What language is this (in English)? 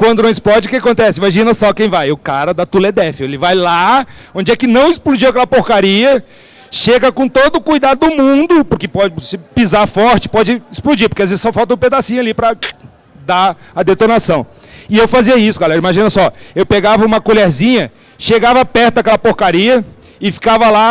Portuguese